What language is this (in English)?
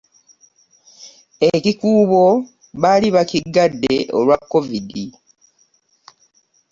Ganda